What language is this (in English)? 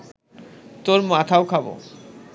Bangla